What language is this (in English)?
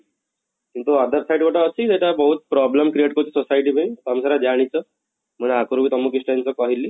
Odia